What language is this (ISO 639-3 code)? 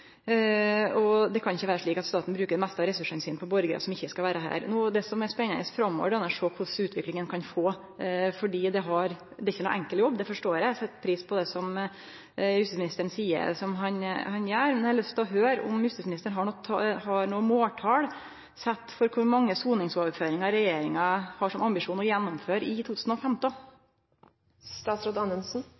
nno